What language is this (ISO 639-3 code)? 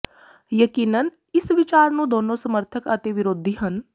pan